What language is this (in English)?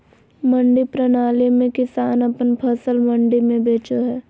Magahi